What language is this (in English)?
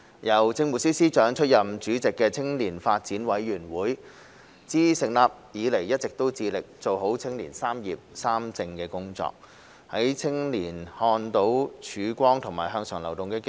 Cantonese